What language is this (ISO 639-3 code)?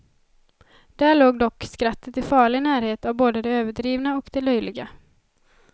swe